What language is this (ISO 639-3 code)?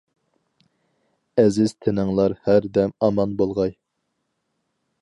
uig